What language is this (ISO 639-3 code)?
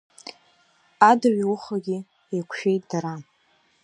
abk